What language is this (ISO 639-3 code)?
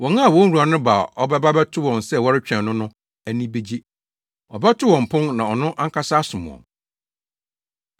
aka